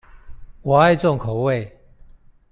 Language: Chinese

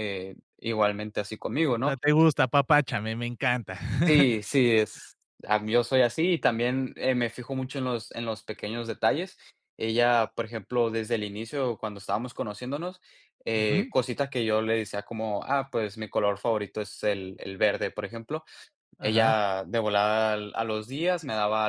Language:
Spanish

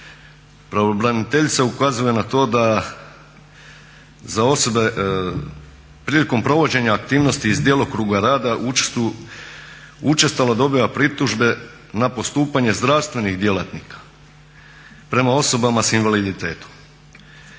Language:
Croatian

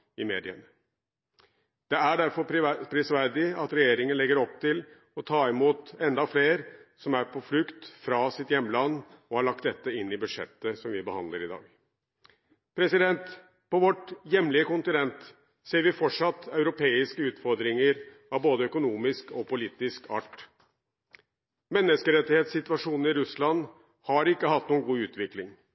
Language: Norwegian Bokmål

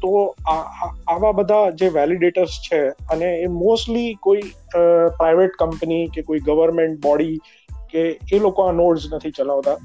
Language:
Gujarati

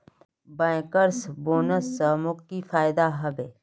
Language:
Magahi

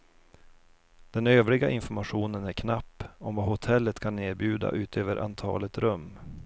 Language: Swedish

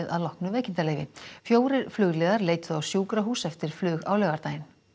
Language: Icelandic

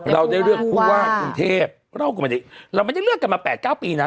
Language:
Thai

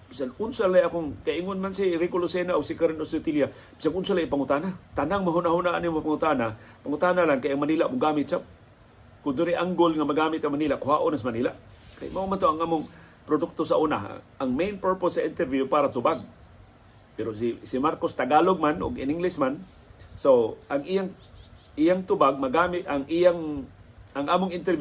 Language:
Filipino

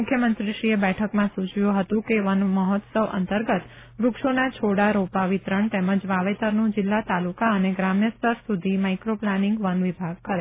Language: Gujarati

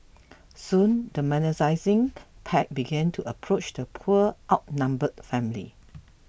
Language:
English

